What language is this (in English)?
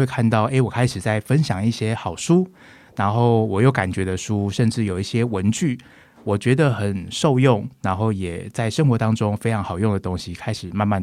Chinese